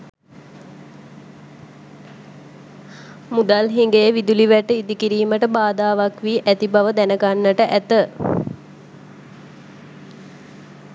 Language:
Sinhala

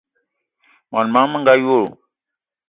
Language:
Eton (Cameroon)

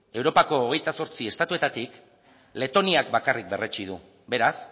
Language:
Basque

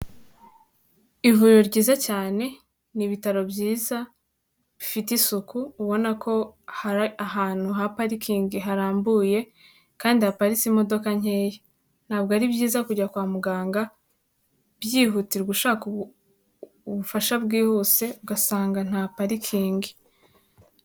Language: Kinyarwanda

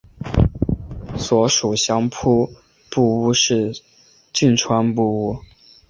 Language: Chinese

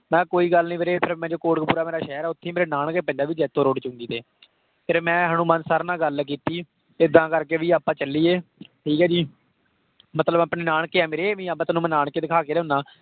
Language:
Punjabi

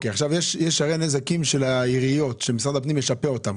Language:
Hebrew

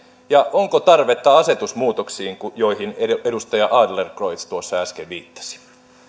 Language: Finnish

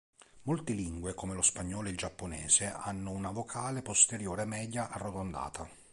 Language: Italian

